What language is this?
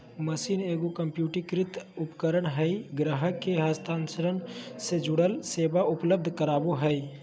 Magahi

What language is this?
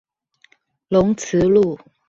Chinese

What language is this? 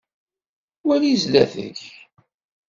Kabyle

